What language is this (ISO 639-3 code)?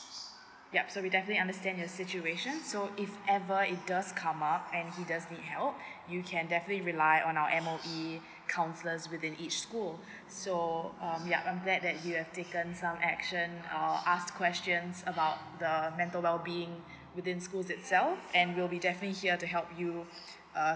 eng